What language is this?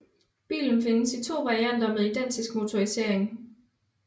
Danish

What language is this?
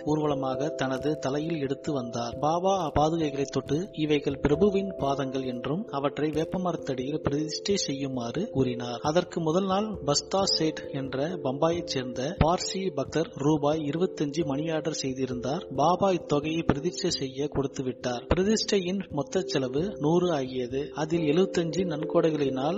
Tamil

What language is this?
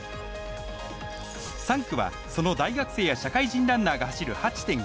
Japanese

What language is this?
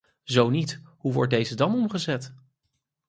Dutch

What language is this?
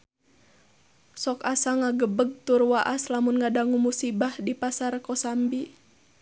Sundanese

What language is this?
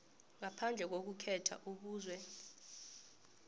South Ndebele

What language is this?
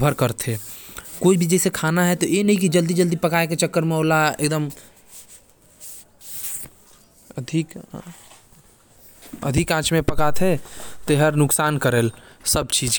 Korwa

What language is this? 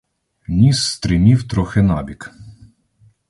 Ukrainian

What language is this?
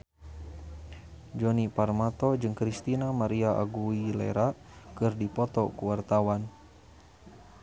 Sundanese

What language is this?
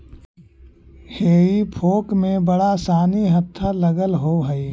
Magahi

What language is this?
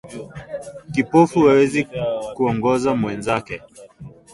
Swahili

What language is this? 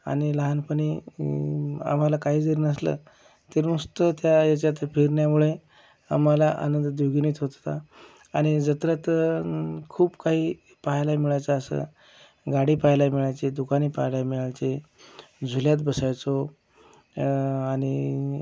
Marathi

